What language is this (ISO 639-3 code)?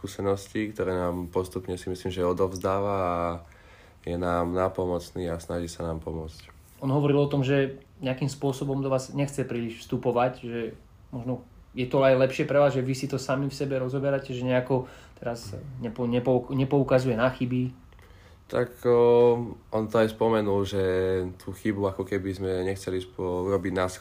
slk